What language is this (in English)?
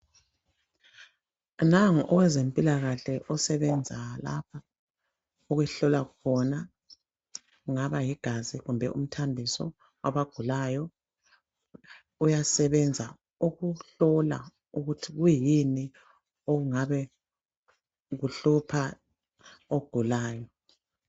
North Ndebele